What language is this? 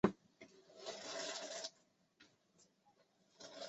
Chinese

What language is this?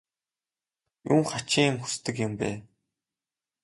Mongolian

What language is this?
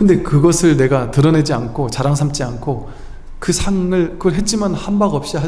Korean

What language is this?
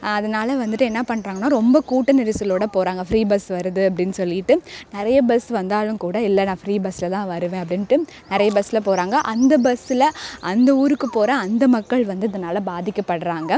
Tamil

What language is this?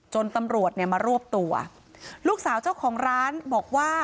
Thai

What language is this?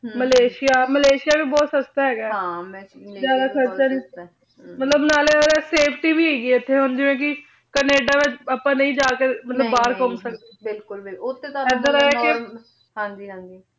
Punjabi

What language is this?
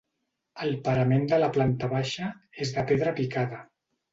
Catalan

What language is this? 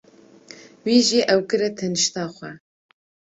Kurdish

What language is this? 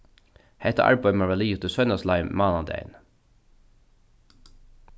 Faroese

